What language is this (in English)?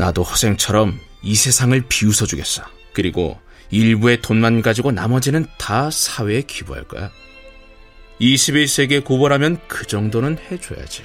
Korean